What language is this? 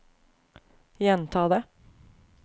Norwegian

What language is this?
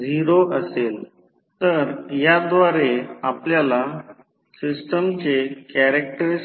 Marathi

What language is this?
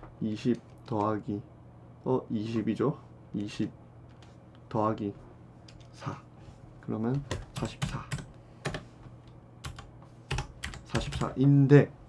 Korean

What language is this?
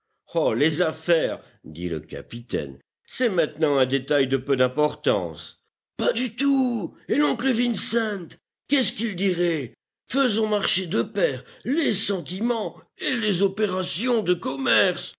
French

